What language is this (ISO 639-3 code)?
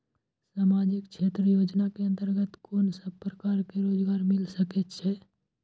mai